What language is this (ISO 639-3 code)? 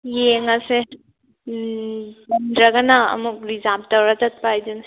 mni